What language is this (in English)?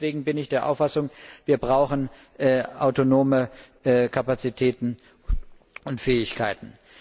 German